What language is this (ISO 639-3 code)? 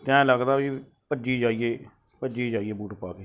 pan